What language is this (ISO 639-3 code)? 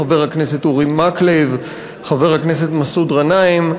heb